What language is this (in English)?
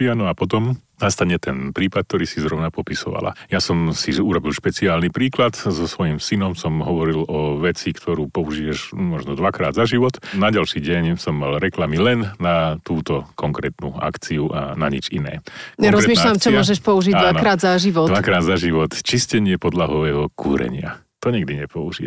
Slovak